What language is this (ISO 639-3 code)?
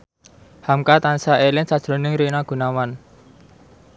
jav